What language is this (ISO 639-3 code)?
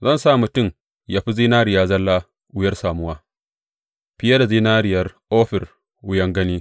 hau